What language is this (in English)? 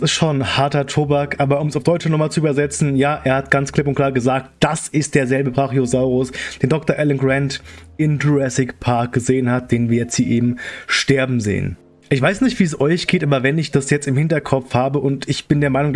German